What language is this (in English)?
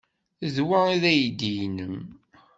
Kabyle